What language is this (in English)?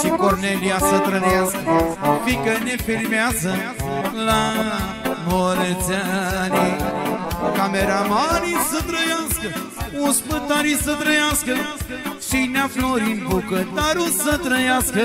Romanian